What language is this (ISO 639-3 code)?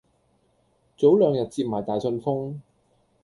yue